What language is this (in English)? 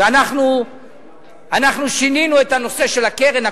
Hebrew